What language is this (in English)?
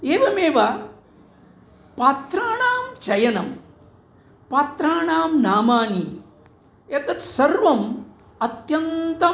Sanskrit